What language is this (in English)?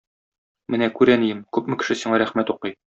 Tatar